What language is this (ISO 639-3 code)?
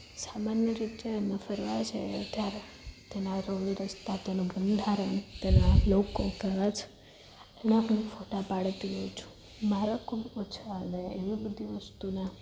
guj